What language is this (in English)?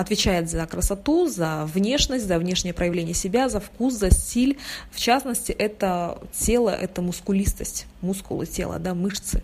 Russian